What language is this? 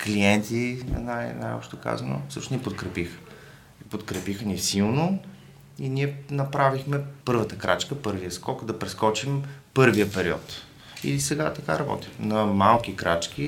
Bulgarian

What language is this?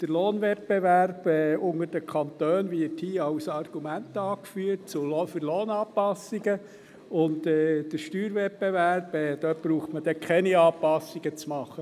Swiss German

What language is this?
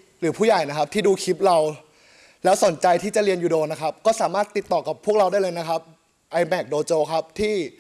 Thai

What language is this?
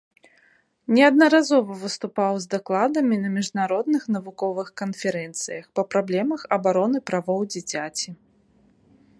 Belarusian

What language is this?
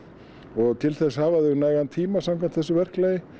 Icelandic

